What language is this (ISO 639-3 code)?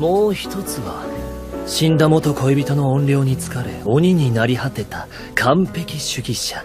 jpn